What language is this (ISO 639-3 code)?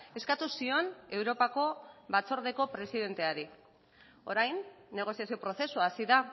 eus